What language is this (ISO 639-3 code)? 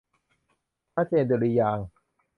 tha